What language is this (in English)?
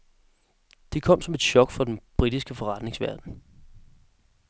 Danish